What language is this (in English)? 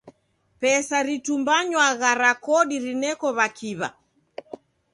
Taita